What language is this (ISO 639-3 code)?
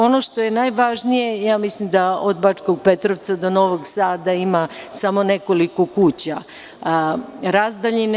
srp